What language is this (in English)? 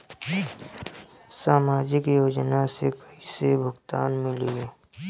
Bhojpuri